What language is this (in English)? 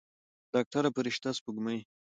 Pashto